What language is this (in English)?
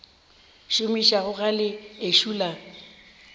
Northern Sotho